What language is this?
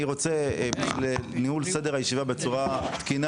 Hebrew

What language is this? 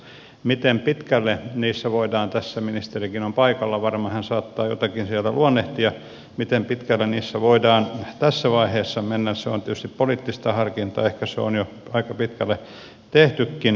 Finnish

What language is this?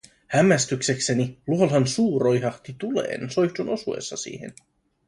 Finnish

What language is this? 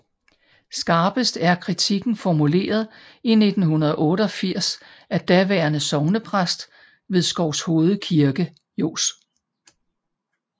Danish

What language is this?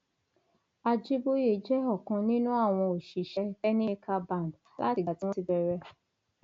Yoruba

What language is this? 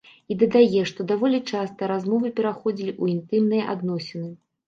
Belarusian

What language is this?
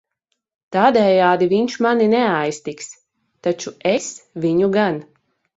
Latvian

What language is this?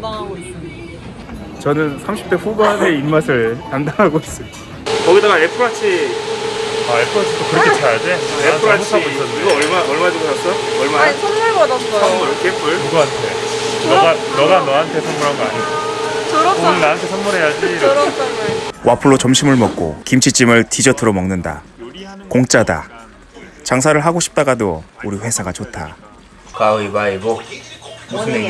Korean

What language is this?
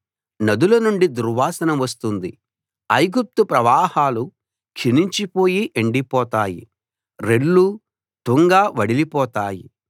Telugu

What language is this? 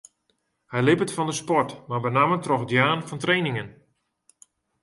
Western Frisian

